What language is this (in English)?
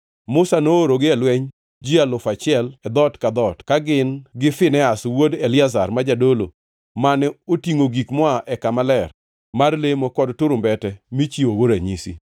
Luo (Kenya and Tanzania)